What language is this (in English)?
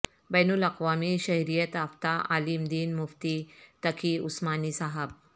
Urdu